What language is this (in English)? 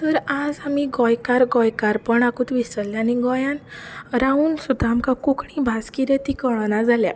Konkani